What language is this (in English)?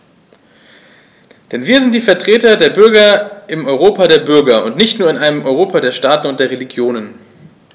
German